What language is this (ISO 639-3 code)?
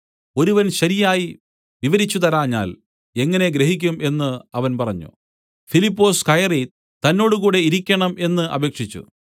mal